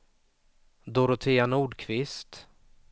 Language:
Swedish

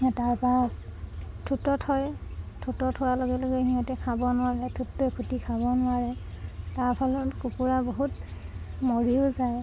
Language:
Assamese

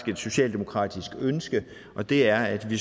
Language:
Danish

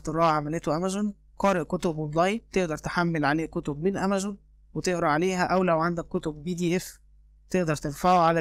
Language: Arabic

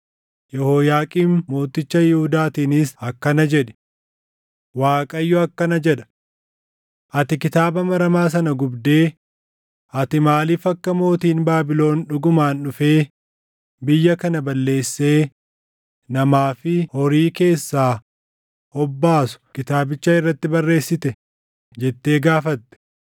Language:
Oromo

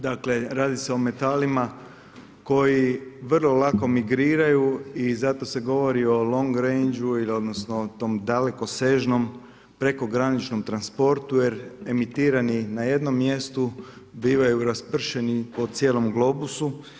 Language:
Croatian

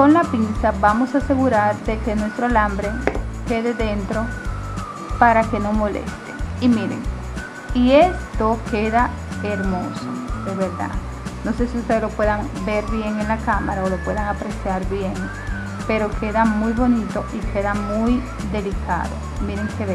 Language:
Spanish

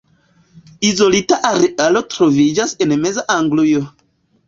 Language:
Esperanto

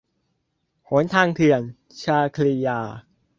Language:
Thai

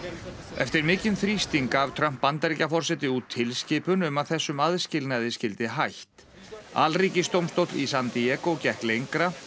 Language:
Icelandic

